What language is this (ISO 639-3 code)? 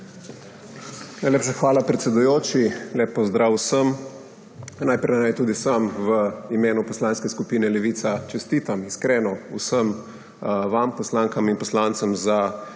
slv